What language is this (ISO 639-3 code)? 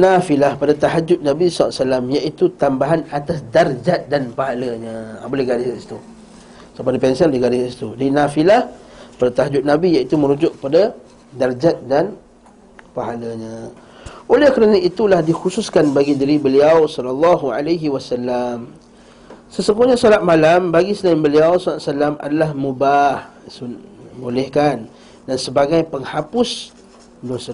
msa